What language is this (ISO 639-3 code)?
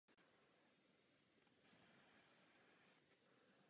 ces